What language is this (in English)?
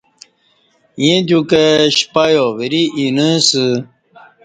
Kati